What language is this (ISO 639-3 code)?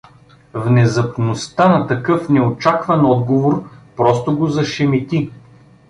bul